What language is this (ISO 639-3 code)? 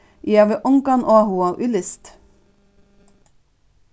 fao